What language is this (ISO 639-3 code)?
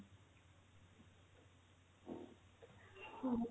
ori